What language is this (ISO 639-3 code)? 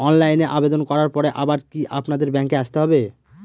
ben